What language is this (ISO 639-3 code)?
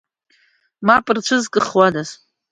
abk